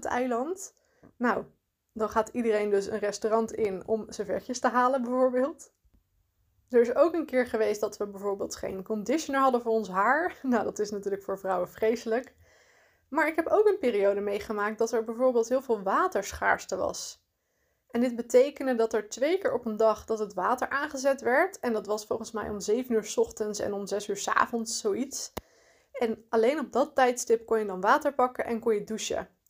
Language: Dutch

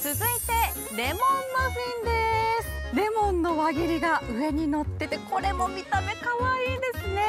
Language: Japanese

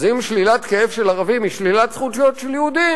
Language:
Hebrew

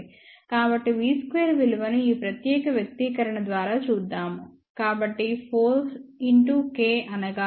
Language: Telugu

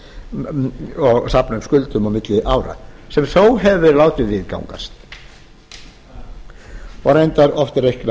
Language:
Icelandic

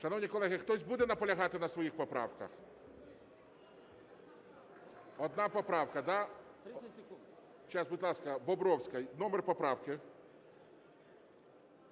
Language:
Ukrainian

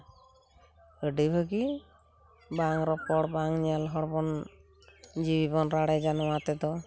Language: Santali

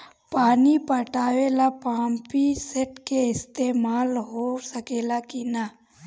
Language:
Bhojpuri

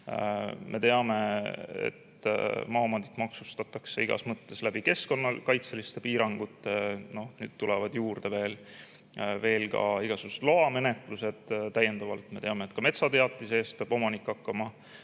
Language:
Estonian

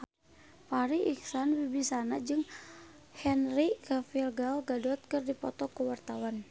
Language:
Sundanese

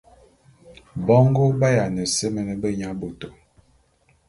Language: Bulu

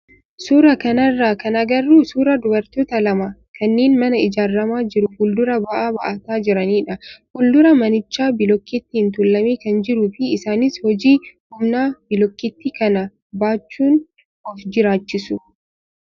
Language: Oromo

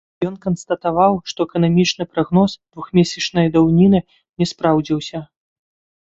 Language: Belarusian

